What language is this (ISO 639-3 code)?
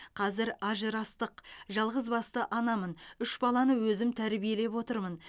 kaz